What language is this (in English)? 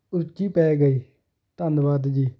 Punjabi